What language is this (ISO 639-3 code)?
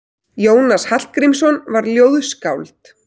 isl